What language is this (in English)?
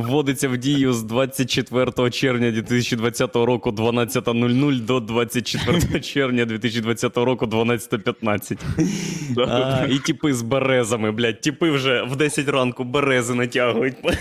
Ukrainian